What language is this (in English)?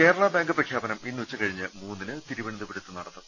Malayalam